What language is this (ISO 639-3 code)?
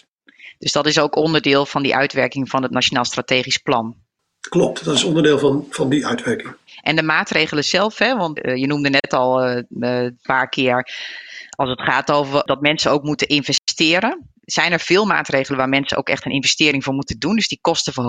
nld